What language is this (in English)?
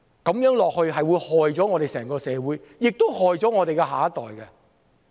Cantonese